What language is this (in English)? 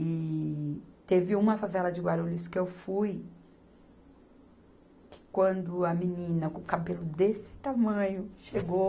Portuguese